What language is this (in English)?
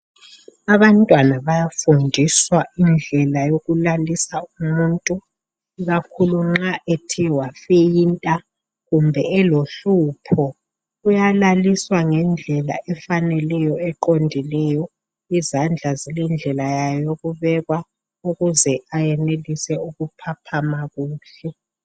North Ndebele